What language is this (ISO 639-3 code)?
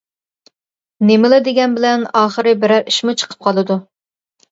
uig